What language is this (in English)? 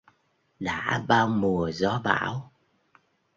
Vietnamese